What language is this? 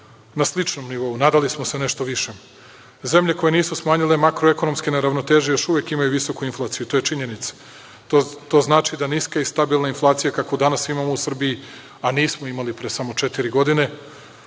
Serbian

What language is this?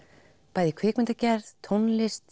Icelandic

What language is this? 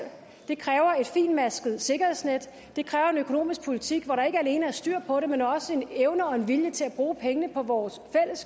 Danish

